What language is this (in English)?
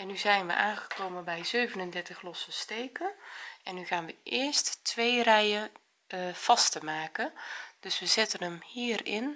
Dutch